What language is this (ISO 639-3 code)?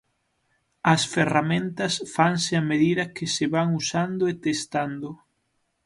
glg